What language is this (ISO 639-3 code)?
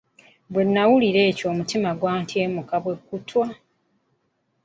lug